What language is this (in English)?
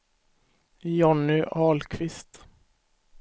Swedish